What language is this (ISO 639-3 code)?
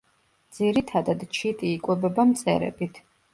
kat